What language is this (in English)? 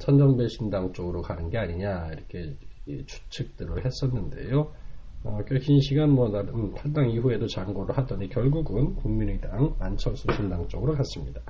Korean